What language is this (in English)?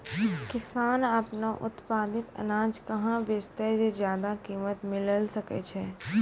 Maithili